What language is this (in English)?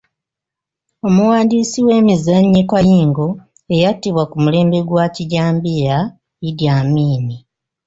Ganda